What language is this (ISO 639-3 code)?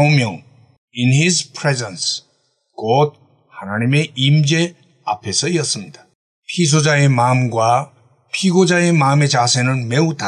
kor